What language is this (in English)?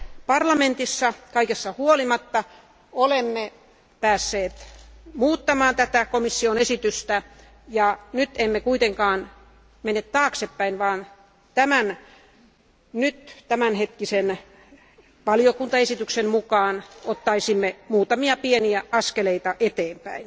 Finnish